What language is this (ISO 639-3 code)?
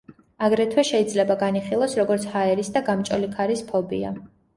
kat